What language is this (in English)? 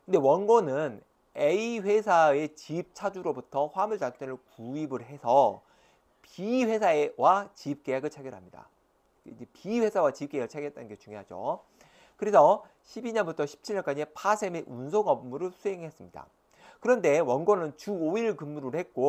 Korean